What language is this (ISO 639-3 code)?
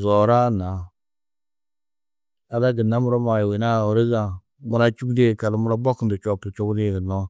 tuq